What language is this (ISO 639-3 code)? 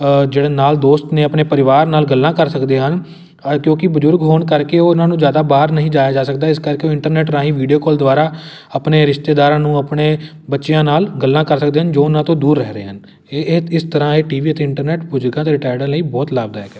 pan